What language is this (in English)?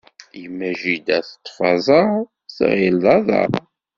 Kabyle